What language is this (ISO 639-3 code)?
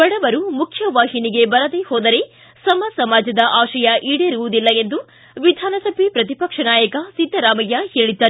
kan